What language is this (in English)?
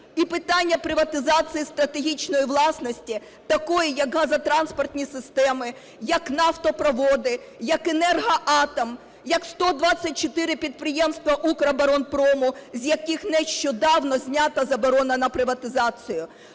Ukrainian